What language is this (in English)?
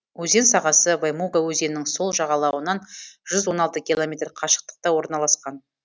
Kazakh